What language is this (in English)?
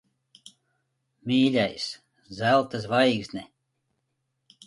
Latvian